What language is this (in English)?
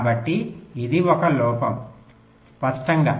Telugu